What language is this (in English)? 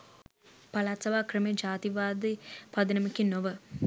Sinhala